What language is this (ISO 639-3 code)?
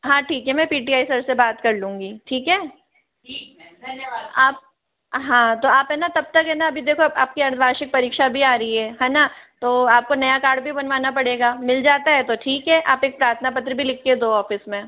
hin